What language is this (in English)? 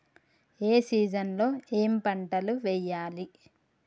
Telugu